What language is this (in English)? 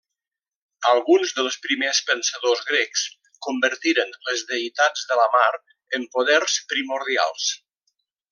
Catalan